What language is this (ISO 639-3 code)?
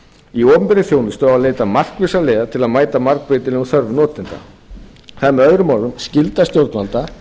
isl